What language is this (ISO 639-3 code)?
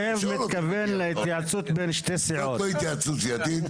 heb